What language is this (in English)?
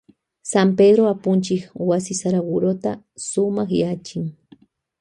Loja Highland Quichua